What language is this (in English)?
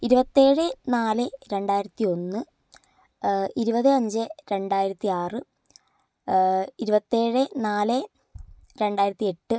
Malayalam